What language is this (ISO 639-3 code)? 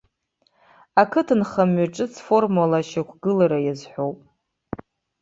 abk